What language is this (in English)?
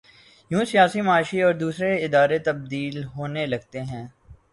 Urdu